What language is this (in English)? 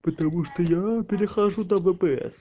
Russian